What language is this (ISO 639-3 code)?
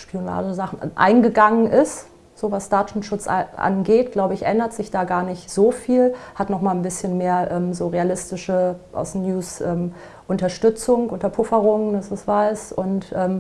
deu